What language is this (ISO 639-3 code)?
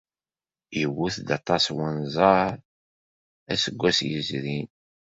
kab